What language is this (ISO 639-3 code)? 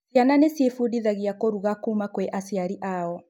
kik